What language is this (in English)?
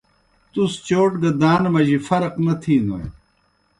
Kohistani Shina